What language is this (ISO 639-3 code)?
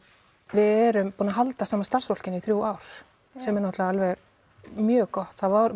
isl